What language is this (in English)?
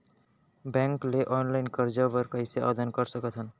Chhattisgarhi